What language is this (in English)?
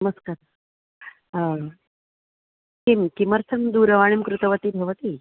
Sanskrit